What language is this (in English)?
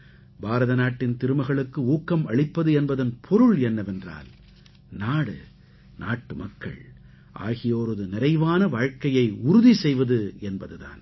Tamil